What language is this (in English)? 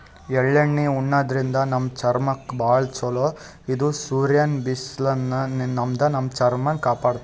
Kannada